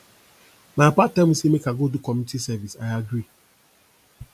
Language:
Nigerian Pidgin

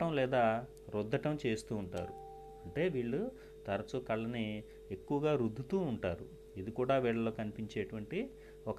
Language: Telugu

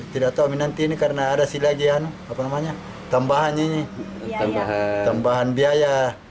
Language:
Indonesian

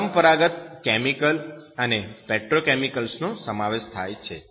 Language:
Gujarati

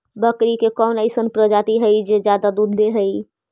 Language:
Magahi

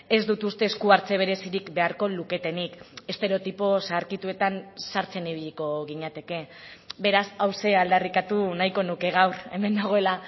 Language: Basque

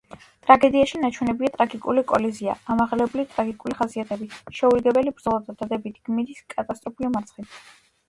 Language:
Georgian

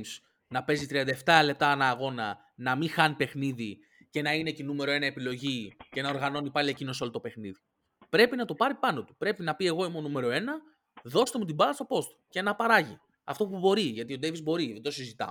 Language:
Greek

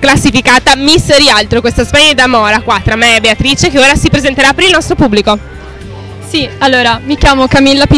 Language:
Italian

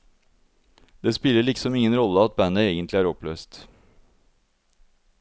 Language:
Norwegian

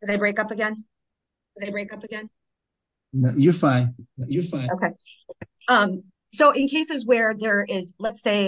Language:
English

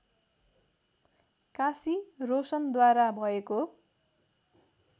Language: Nepali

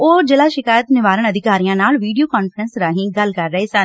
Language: Punjabi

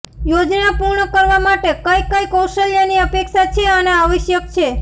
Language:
Gujarati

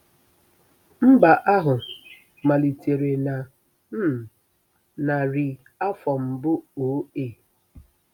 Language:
Igbo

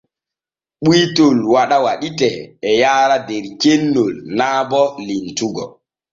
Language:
Borgu Fulfulde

